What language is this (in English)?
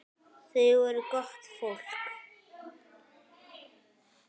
Icelandic